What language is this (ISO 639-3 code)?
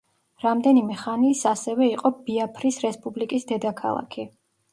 kat